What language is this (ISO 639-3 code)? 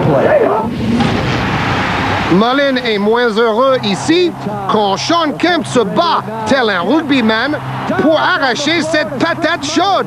fra